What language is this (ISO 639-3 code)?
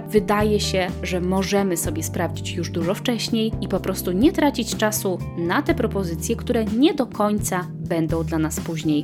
pol